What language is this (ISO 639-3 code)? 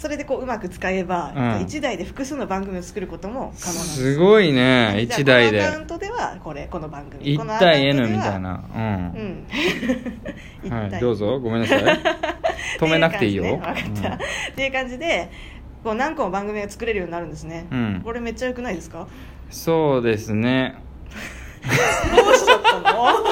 jpn